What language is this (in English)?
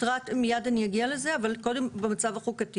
Hebrew